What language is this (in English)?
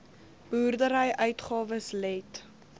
Afrikaans